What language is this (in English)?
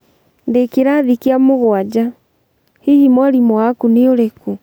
Kikuyu